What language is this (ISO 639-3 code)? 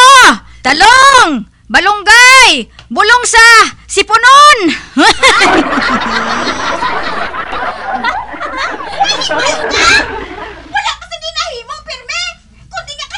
fil